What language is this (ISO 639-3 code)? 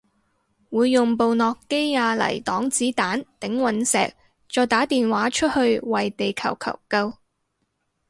yue